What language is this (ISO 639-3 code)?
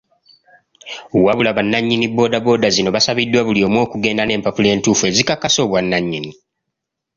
lug